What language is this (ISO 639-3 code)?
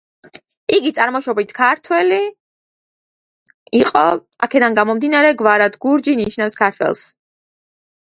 kat